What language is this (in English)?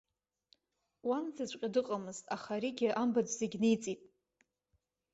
Abkhazian